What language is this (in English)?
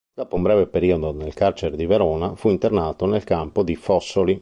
Italian